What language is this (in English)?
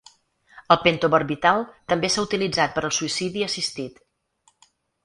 Catalan